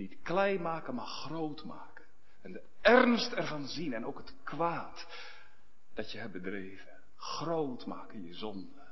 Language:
Dutch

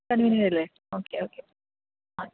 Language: Malayalam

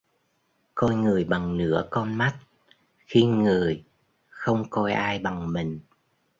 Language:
Vietnamese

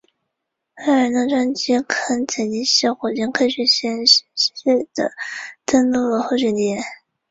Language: Chinese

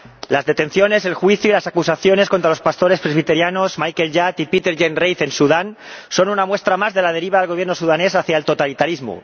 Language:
Spanish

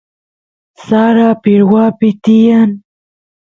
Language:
Santiago del Estero Quichua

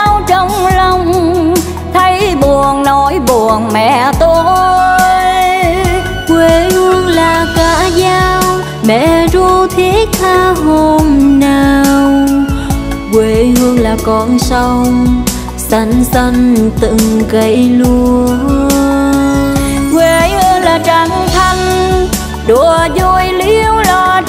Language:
Vietnamese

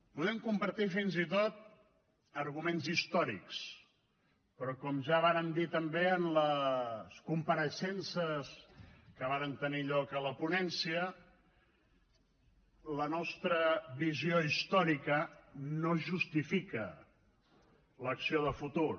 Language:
Catalan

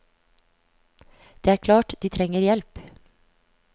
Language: Norwegian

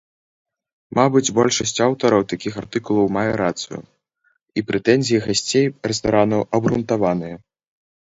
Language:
Belarusian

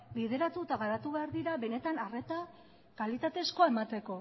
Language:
Basque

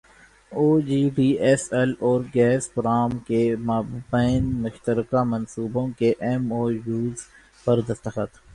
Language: Urdu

